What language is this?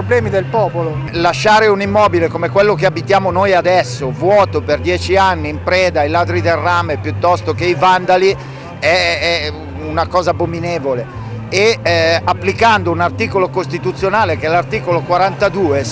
Italian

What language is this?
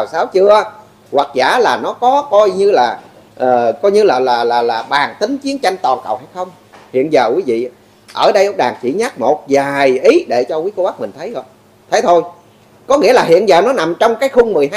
Vietnamese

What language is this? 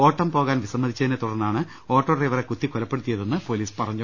Malayalam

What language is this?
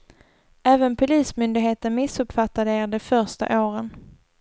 Swedish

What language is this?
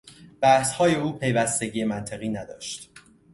Persian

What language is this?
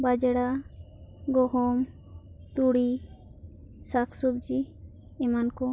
Santali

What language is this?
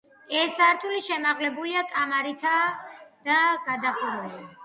Georgian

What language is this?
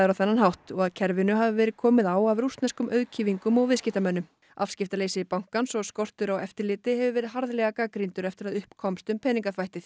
Icelandic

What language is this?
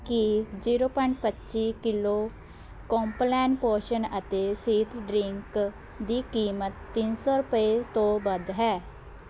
Punjabi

